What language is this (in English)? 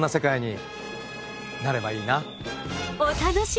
Japanese